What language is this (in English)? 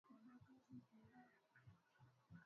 Swahili